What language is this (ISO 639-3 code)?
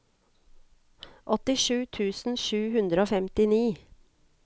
nor